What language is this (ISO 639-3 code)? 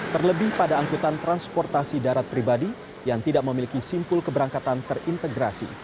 ind